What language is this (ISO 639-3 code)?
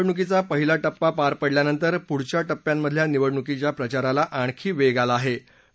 mar